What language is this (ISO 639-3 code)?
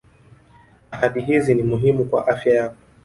swa